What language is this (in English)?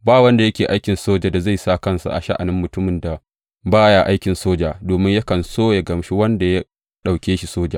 Hausa